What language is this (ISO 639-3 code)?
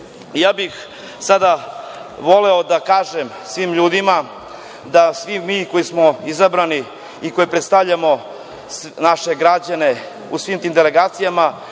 srp